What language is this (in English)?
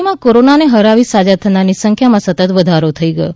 Gujarati